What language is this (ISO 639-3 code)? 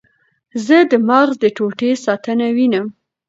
pus